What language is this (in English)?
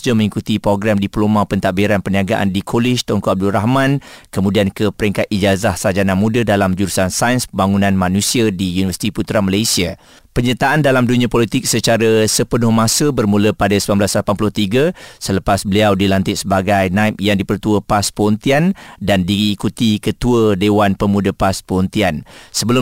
Malay